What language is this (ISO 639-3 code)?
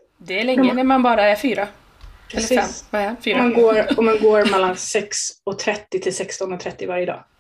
swe